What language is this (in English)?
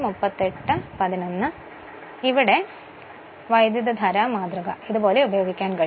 Malayalam